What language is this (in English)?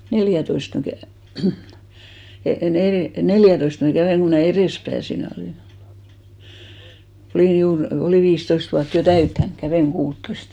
Finnish